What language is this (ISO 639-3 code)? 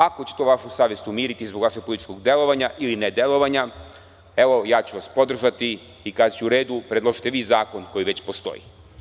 srp